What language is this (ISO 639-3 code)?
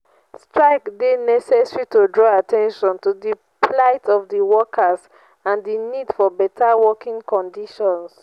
pcm